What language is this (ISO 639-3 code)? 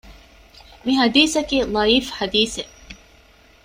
div